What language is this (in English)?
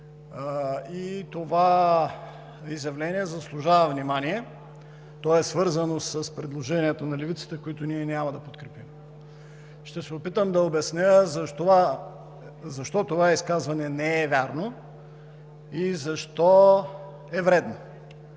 Bulgarian